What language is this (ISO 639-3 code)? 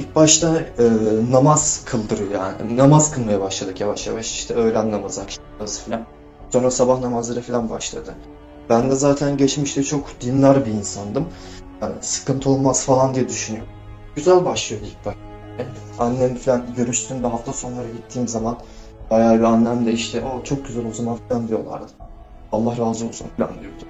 tur